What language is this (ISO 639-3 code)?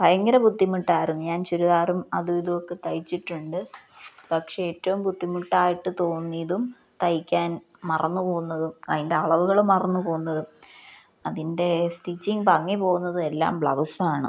mal